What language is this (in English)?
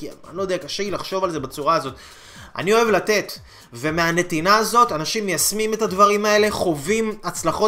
Hebrew